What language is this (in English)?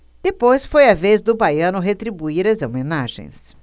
Portuguese